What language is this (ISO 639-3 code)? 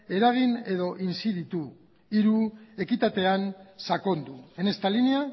eus